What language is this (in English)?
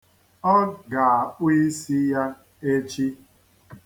Igbo